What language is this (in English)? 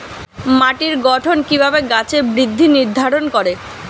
Bangla